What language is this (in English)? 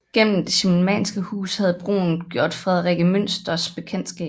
Danish